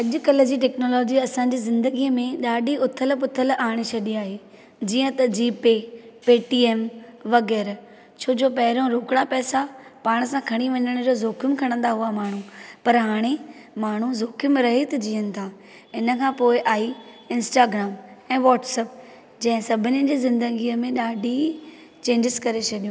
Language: Sindhi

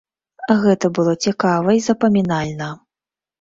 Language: Belarusian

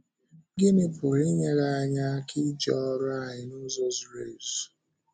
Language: Igbo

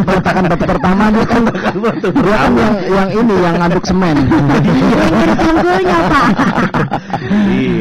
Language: Indonesian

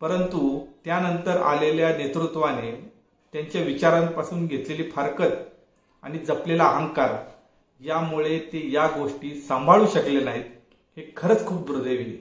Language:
Marathi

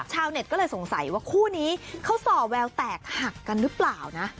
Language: Thai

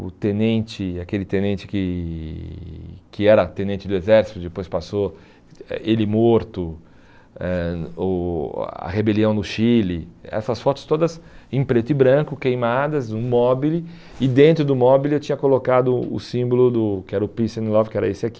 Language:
Portuguese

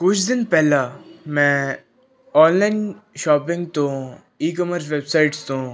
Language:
Punjabi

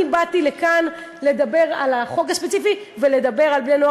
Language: Hebrew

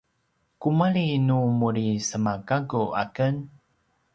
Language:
Paiwan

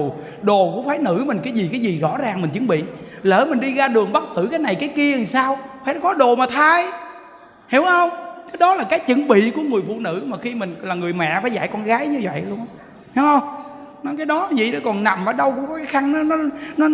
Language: Vietnamese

